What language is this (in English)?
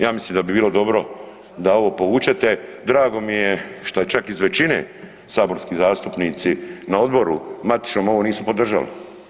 Croatian